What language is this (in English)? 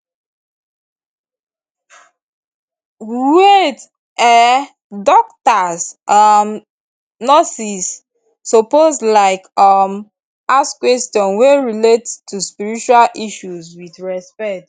Nigerian Pidgin